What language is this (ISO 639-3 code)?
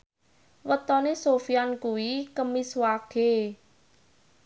jav